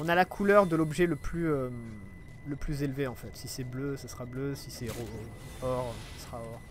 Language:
French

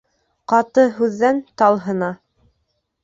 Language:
Bashkir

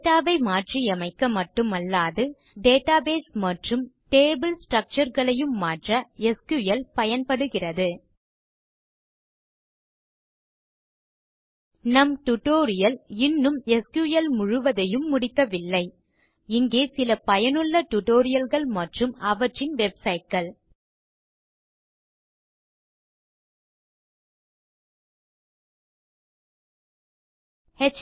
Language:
Tamil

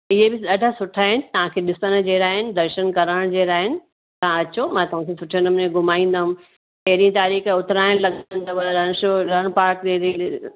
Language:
Sindhi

